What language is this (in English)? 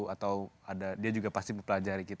Indonesian